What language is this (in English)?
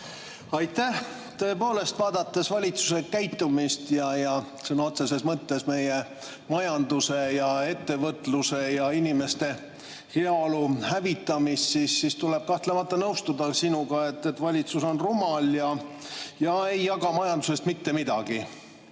Estonian